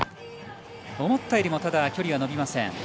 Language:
Japanese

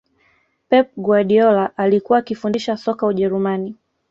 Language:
Swahili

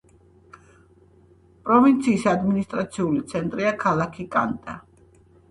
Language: Georgian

